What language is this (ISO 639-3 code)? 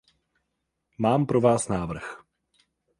ces